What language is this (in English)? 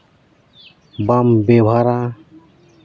Santali